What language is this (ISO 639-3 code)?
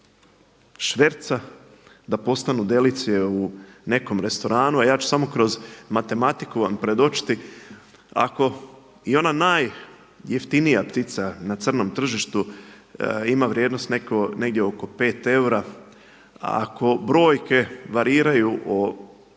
hrv